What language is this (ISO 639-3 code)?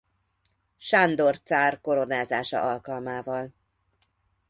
hun